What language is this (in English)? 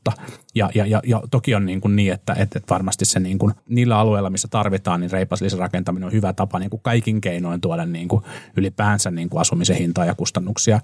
Finnish